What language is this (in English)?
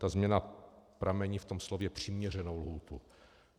Czech